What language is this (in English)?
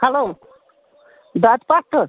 Kashmiri